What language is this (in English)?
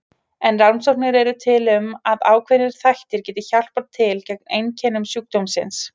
Icelandic